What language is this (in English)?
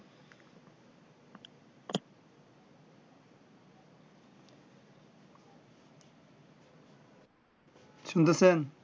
Bangla